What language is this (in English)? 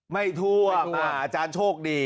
Thai